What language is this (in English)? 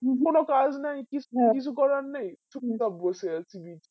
Bangla